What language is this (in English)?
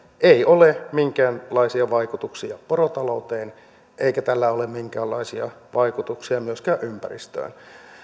Finnish